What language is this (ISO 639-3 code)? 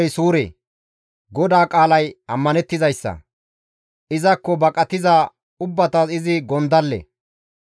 gmv